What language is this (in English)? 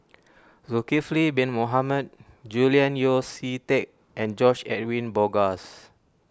English